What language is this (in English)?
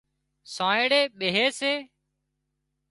Wadiyara Koli